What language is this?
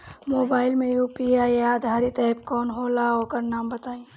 Bhojpuri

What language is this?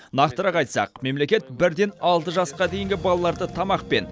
Kazakh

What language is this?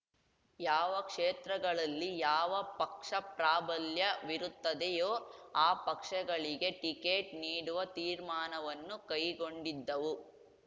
Kannada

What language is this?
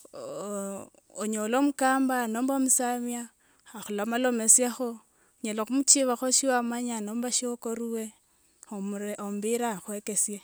Wanga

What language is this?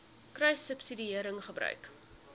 Afrikaans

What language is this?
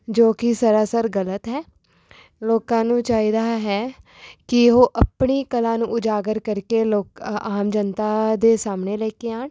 Punjabi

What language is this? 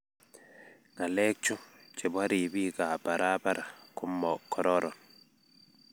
Kalenjin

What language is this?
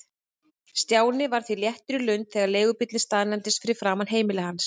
Icelandic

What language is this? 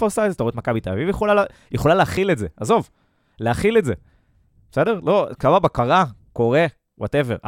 Hebrew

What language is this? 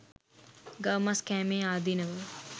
Sinhala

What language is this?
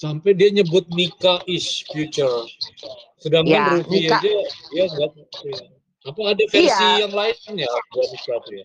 Indonesian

